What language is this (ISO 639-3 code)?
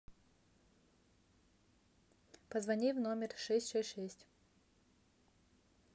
rus